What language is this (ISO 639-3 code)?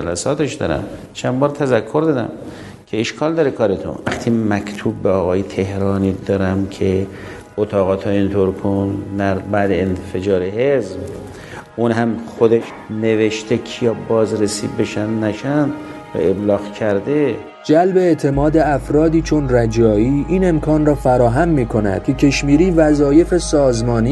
fas